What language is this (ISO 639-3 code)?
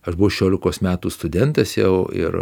lit